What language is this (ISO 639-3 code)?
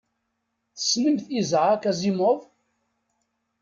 kab